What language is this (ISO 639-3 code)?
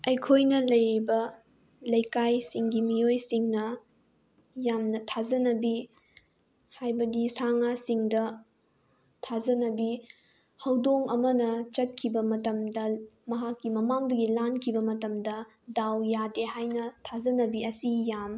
mni